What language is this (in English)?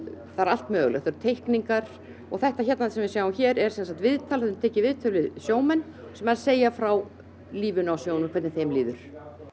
Icelandic